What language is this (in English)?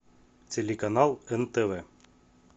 Russian